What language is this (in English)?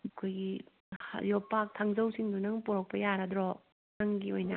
Manipuri